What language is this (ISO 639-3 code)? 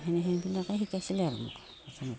asm